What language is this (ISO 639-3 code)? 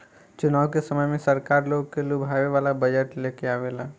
bho